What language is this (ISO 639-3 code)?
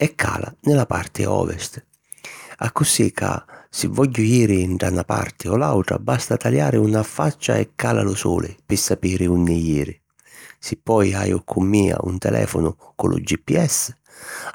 scn